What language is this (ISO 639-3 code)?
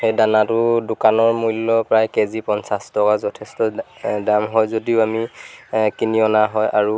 asm